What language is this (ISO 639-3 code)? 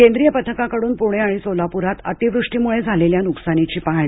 mar